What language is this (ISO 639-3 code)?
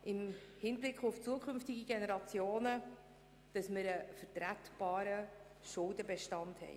gsw